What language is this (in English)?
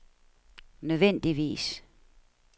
Danish